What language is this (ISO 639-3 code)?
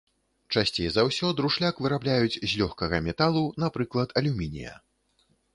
bel